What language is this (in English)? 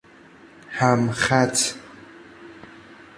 Persian